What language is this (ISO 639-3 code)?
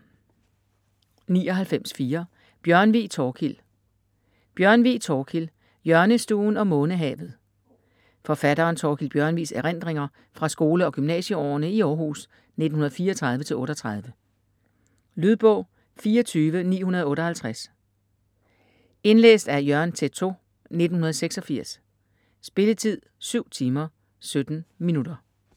dan